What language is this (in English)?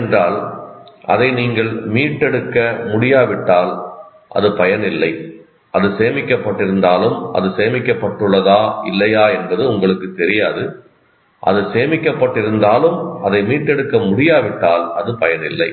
Tamil